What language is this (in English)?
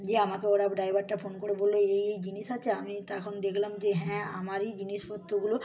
Bangla